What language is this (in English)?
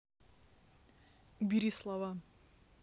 Russian